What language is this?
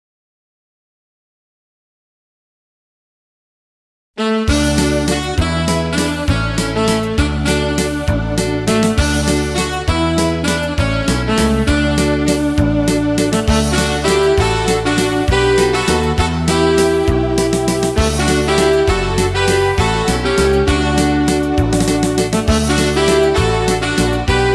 Slovak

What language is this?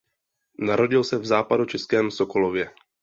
Czech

